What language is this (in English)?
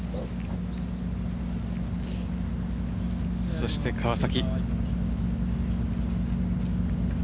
Japanese